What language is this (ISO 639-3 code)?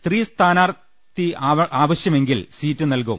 mal